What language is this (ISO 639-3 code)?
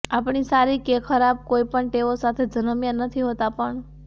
guj